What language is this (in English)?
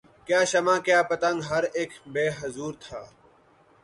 Urdu